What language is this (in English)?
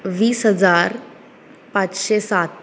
Konkani